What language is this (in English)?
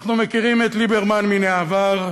Hebrew